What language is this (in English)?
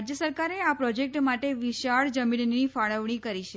Gujarati